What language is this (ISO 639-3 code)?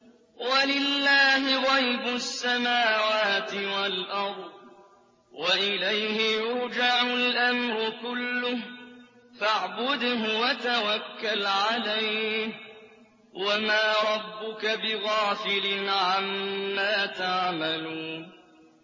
ara